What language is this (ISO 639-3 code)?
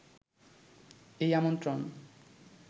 ben